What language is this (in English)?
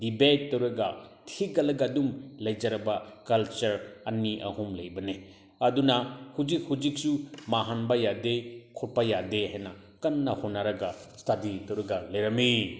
Manipuri